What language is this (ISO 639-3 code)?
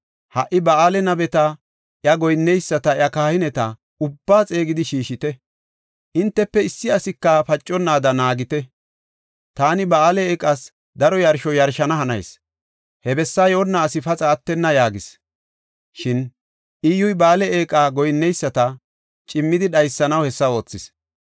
gof